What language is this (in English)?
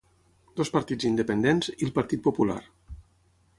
Catalan